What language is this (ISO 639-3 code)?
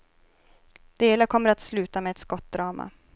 swe